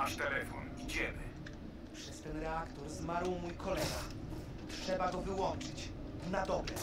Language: Polish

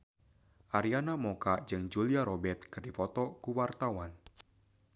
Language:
Sundanese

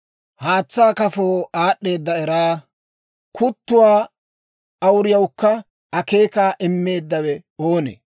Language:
Dawro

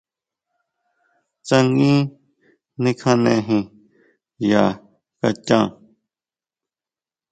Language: Huautla Mazatec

